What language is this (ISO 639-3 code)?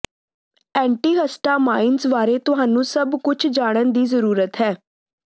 pan